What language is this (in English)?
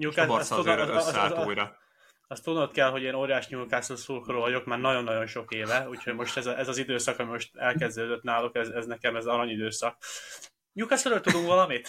Hungarian